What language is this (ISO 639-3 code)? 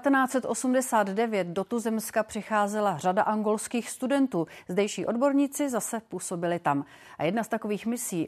ces